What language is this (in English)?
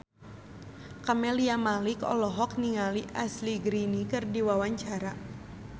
Sundanese